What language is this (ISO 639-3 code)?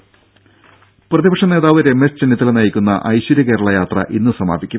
mal